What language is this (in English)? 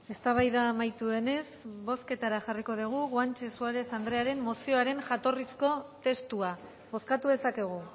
Basque